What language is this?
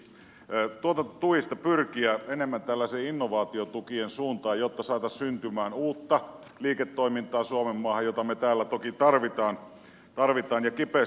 Finnish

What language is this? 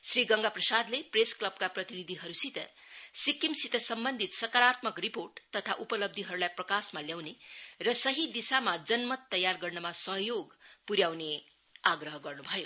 Nepali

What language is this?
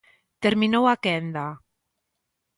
Galician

